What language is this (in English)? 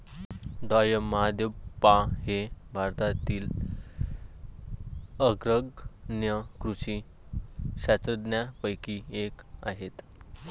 Marathi